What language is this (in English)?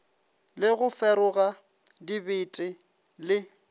Northern Sotho